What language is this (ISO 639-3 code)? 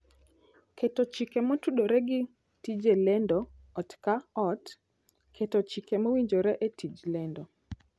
luo